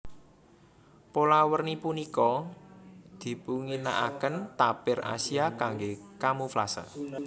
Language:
Javanese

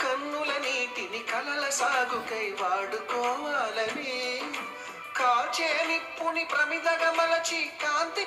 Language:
Romanian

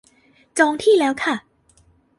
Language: Thai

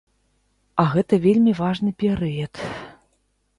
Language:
Belarusian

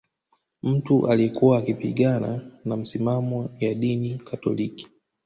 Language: Swahili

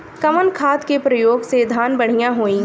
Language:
Bhojpuri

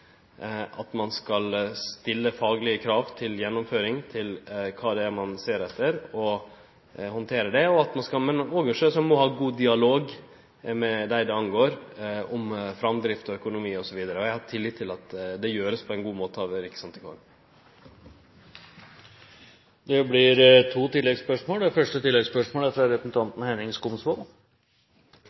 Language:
Norwegian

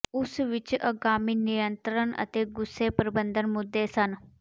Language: Punjabi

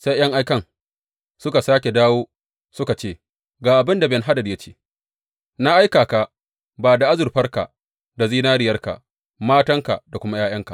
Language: Hausa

